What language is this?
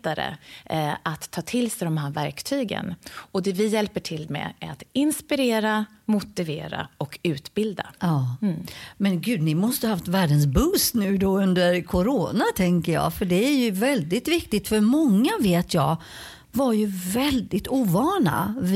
Swedish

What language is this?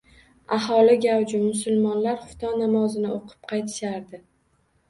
Uzbek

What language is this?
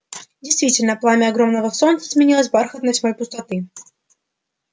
Russian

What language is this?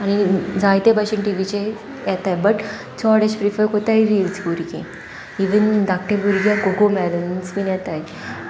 Konkani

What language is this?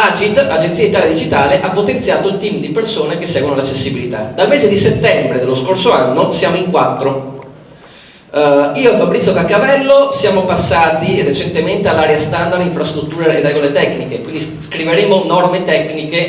Italian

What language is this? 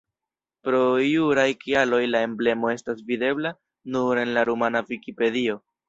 Esperanto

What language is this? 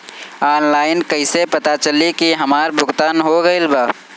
Bhojpuri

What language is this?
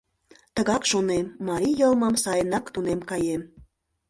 Mari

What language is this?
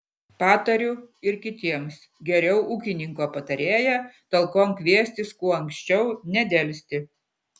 Lithuanian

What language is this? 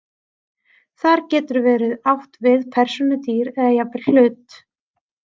Icelandic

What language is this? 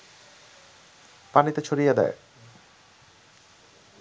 Bangla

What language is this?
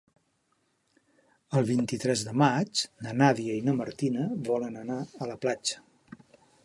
Catalan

